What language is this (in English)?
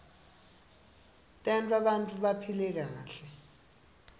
Swati